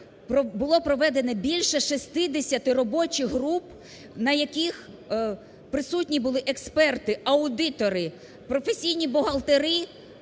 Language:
Ukrainian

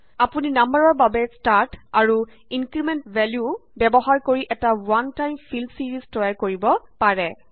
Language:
Assamese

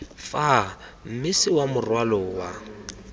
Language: Tswana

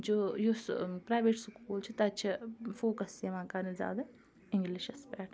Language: Kashmiri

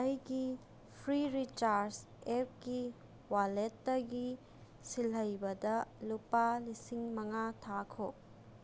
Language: Manipuri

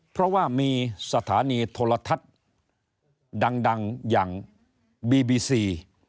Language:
Thai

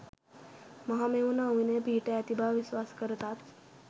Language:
Sinhala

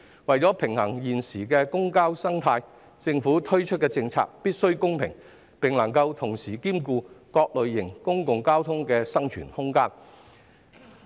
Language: Cantonese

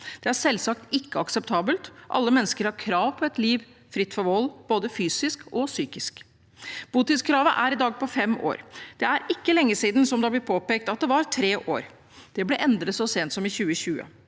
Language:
Norwegian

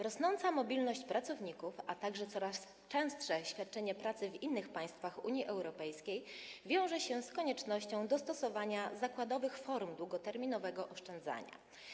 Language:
Polish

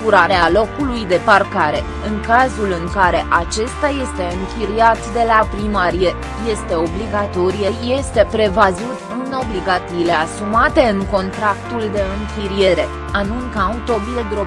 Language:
Romanian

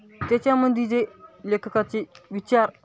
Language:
Marathi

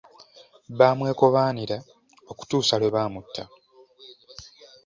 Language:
Ganda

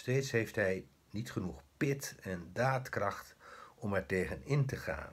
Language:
Dutch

